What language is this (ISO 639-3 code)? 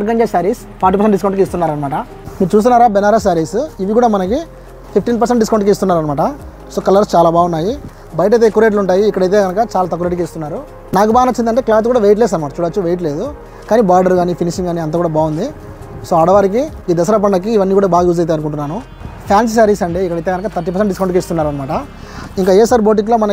tel